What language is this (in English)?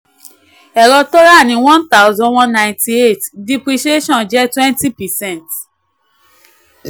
Yoruba